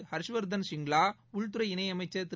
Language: Tamil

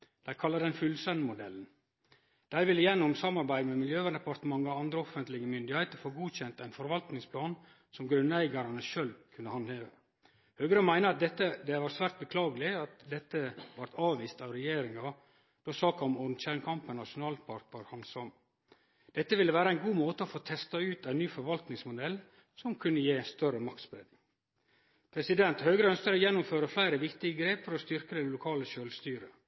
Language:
Norwegian Nynorsk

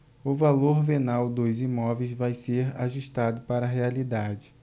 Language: Portuguese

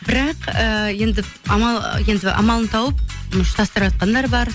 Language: Kazakh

